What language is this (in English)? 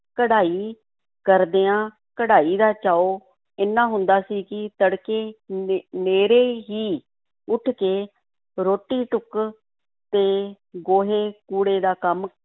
Punjabi